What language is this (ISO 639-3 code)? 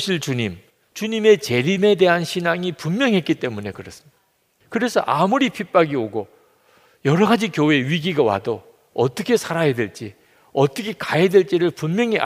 kor